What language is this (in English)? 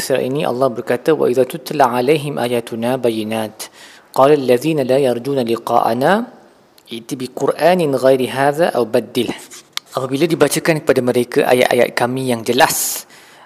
Malay